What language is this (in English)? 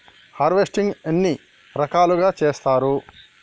Telugu